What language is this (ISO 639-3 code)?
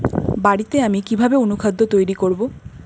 ben